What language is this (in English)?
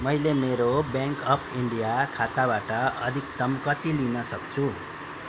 Nepali